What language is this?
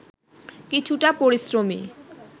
Bangla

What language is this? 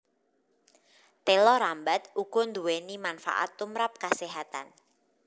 Javanese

